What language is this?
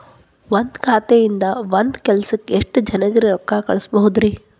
Kannada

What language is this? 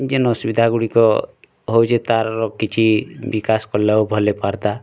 Odia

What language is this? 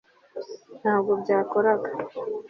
Kinyarwanda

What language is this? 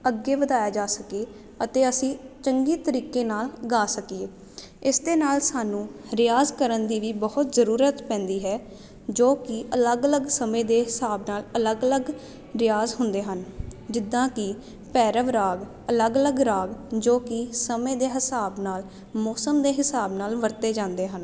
Punjabi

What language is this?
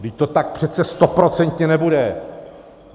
Czech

